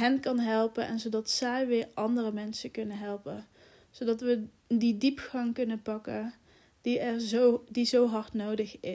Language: Dutch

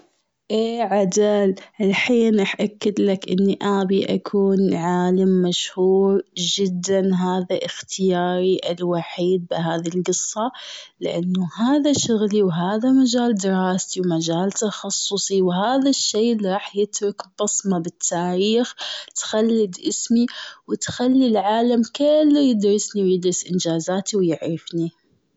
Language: Gulf Arabic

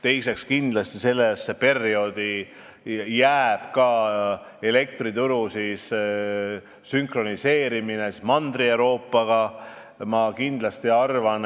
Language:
Estonian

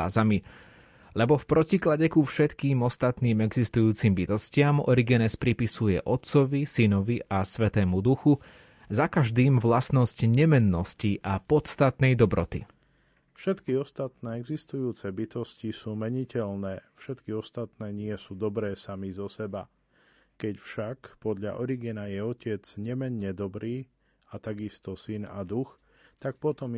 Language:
Slovak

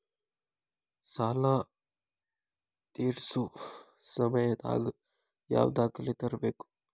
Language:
Kannada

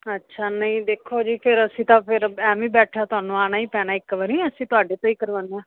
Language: Punjabi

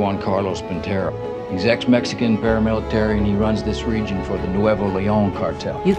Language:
Greek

